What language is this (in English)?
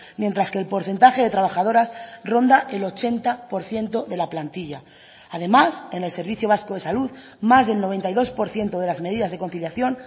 Spanish